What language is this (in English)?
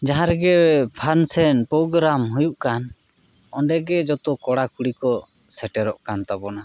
Santali